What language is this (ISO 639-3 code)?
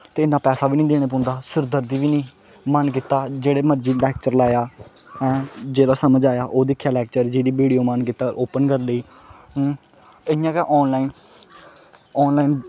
doi